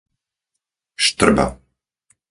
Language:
Slovak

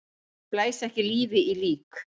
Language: Icelandic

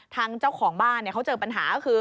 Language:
Thai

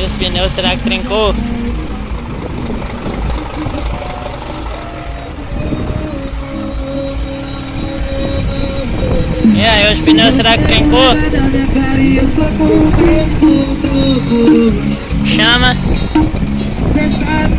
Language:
Portuguese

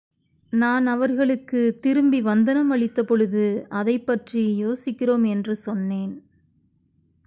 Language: Tamil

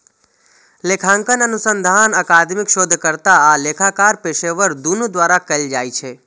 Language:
Maithili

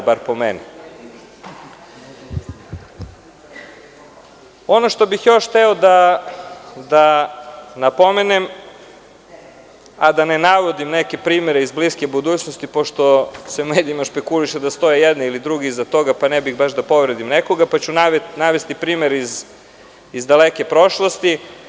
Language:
Serbian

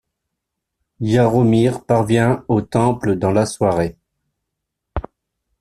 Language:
French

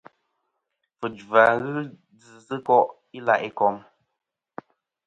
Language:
Kom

